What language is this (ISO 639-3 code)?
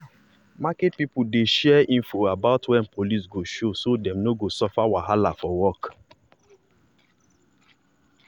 pcm